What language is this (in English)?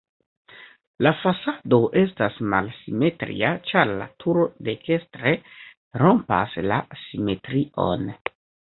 Esperanto